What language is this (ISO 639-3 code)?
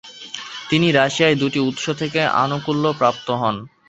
ben